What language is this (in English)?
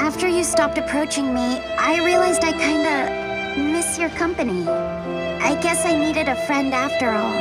English